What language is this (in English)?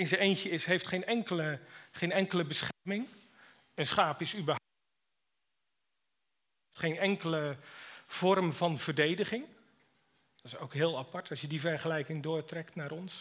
Dutch